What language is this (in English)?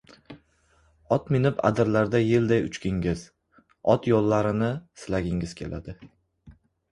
Uzbek